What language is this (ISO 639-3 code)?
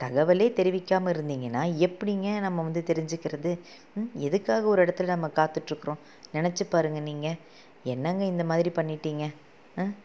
tam